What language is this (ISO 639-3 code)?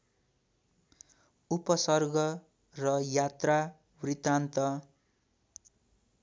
nep